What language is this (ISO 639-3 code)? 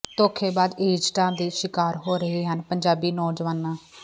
pan